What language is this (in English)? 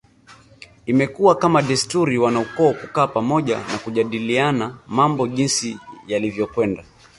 Swahili